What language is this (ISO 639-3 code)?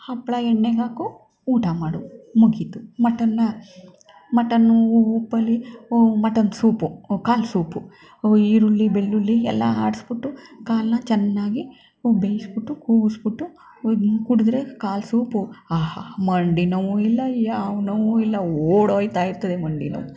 kan